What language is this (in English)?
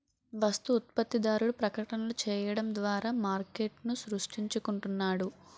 Telugu